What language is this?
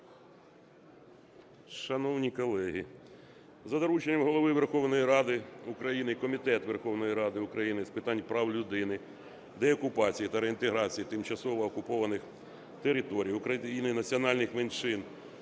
Ukrainian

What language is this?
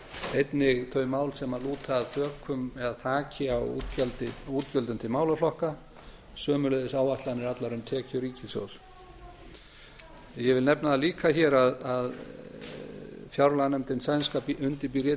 Icelandic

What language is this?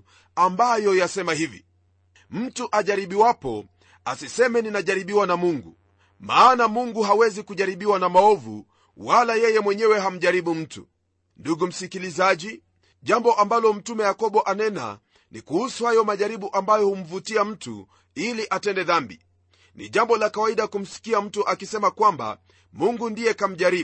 Swahili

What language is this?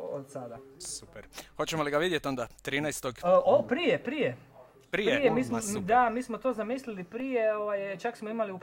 Croatian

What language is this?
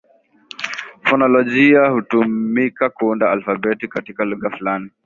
Swahili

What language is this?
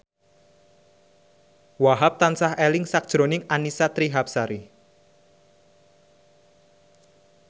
Javanese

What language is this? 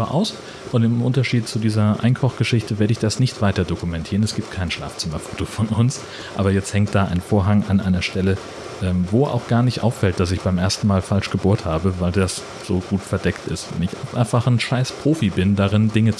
German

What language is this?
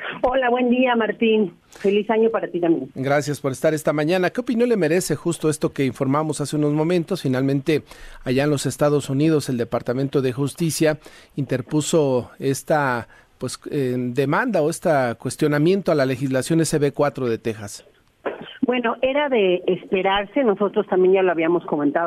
Spanish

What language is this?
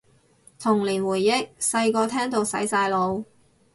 Cantonese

